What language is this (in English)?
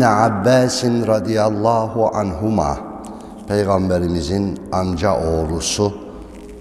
Turkish